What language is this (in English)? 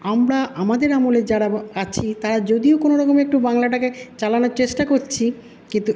Bangla